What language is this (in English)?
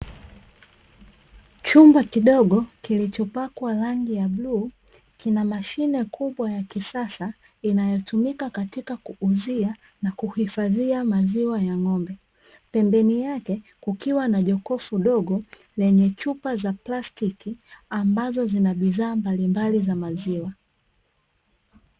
Swahili